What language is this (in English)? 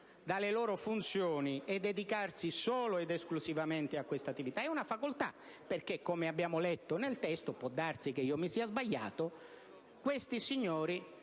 Italian